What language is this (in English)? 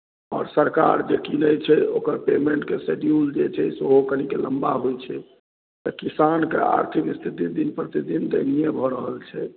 Maithili